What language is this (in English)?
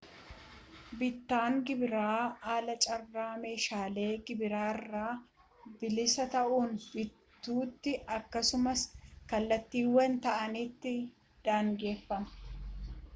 Oromo